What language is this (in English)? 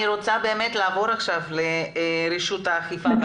Hebrew